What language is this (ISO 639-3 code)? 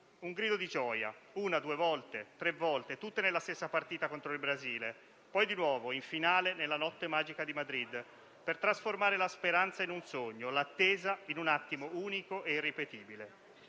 ita